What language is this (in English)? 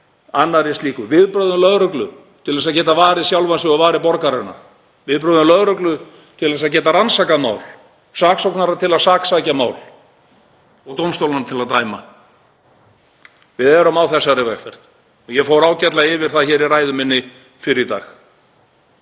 Icelandic